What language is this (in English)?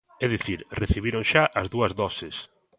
Galician